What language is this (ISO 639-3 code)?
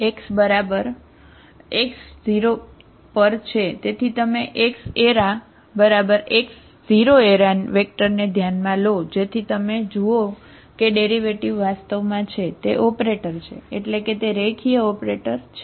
guj